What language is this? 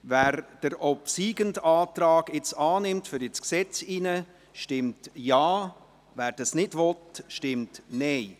Swiss German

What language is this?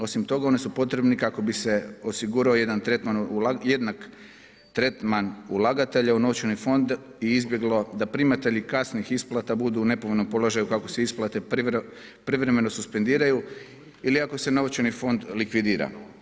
Croatian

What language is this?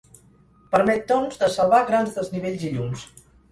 Catalan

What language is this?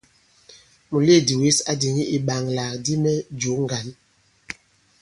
Bankon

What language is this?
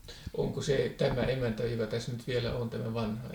Finnish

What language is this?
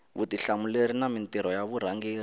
Tsonga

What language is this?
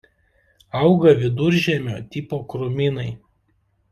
Lithuanian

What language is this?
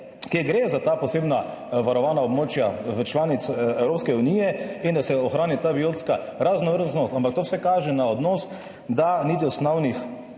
Slovenian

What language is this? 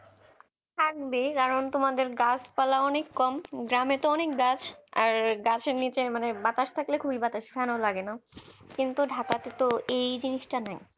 Bangla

